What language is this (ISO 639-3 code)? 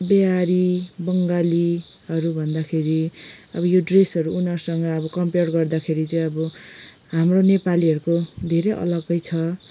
nep